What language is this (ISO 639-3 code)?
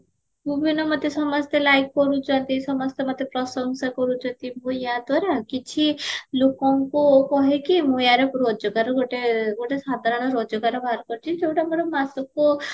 ori